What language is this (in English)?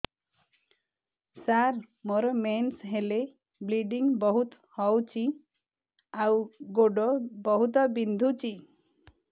Odia